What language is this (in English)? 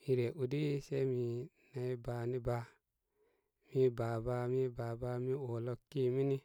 Koma